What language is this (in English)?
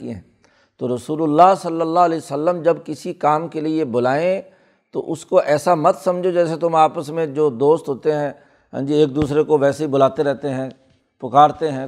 Urdu